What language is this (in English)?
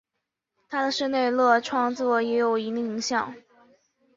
Chinese